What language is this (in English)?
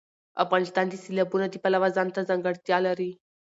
Pashto